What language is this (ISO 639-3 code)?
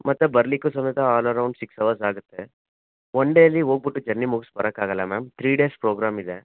kan